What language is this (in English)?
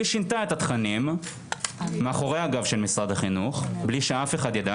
Hebrew